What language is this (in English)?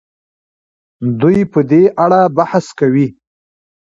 Pashto